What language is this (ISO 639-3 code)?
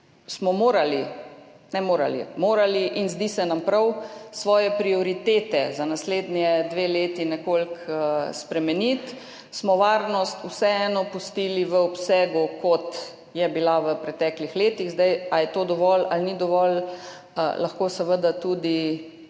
slv